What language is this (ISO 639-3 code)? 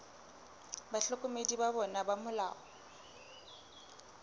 sot